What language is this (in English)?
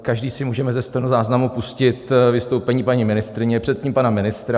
Czech